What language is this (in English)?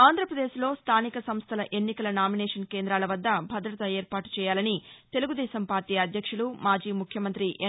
Telugu